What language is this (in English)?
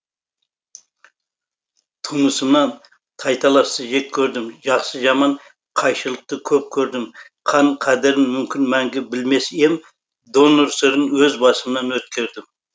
Kazakh